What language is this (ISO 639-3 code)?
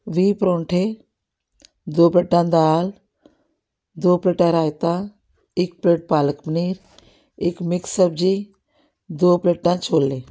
pan